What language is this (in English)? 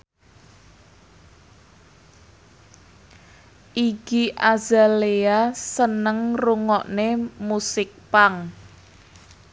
Javanese